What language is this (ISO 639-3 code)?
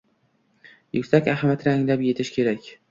uzb